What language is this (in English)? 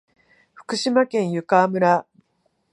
Japanese